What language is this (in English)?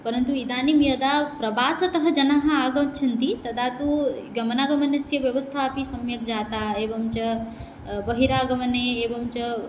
Sanskrit